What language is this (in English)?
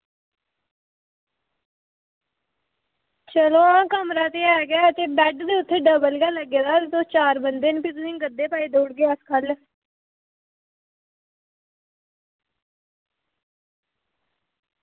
Dogri